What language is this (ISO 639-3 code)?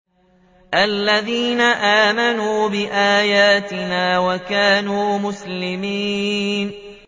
ara